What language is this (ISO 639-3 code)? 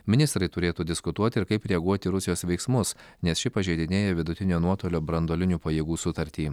lit